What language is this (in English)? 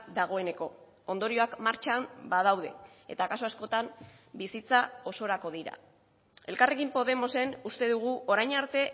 Basque